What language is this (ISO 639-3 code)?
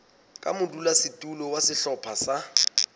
sot